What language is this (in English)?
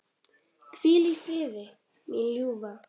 Icelandic